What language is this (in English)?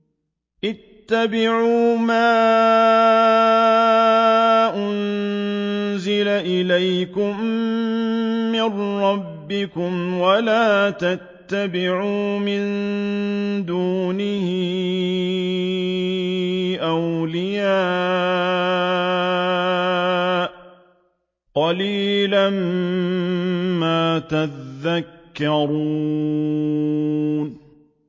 Arabic